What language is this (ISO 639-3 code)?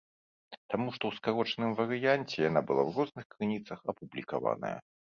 bel